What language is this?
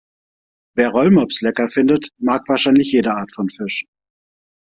German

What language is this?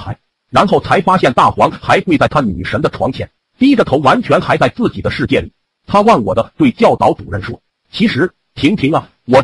Chinese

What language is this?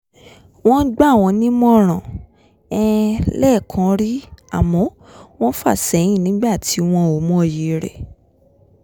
Yoruba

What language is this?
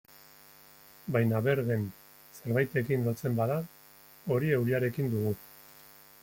Basque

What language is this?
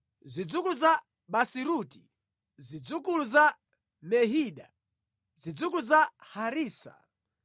Nyanja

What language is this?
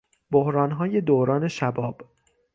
Persian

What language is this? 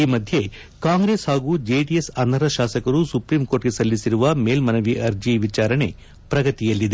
Kannada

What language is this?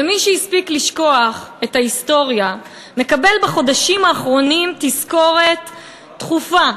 Hebrew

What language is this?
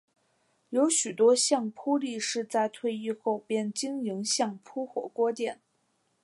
Chinese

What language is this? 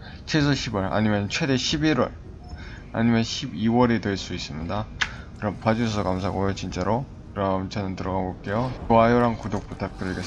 Korean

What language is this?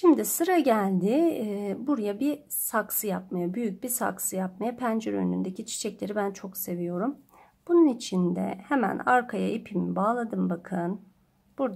Turkish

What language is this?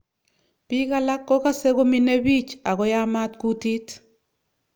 Kalenjin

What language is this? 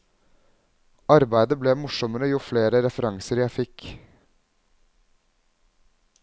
Norwegian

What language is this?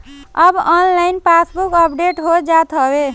Bhojpuri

